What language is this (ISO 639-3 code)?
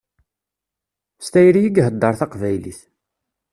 kab